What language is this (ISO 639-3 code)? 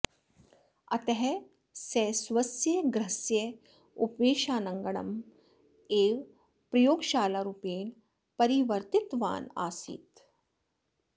san